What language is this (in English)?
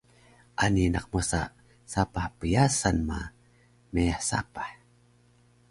Taroko